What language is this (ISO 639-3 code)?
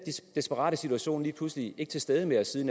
dan